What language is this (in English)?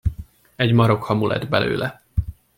Hungarian